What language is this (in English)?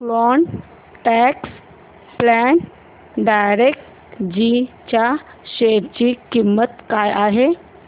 Marathi